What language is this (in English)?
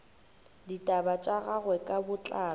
Northern Sotho